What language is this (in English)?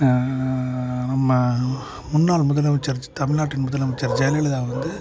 Tamil